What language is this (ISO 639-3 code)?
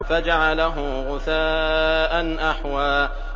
ara